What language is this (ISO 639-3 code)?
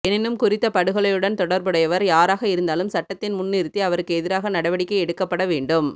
tam